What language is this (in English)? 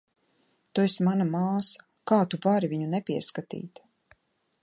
Latvian